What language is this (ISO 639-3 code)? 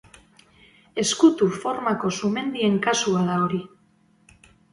eus